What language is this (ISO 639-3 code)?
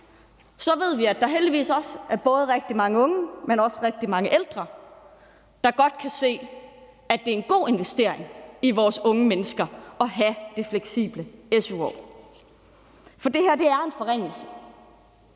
dan